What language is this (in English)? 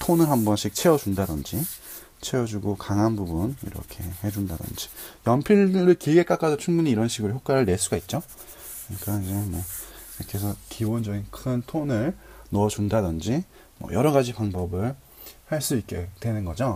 Korean